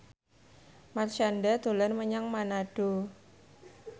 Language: Javanese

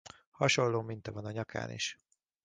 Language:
Hungarian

